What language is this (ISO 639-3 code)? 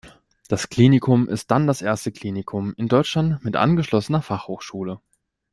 deu